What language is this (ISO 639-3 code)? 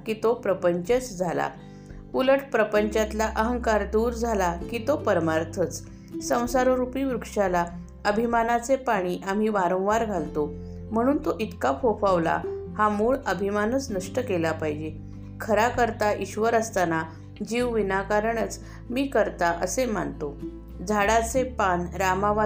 mar